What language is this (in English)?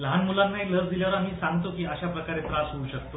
Marathi